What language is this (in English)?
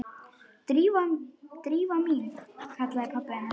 Icelandic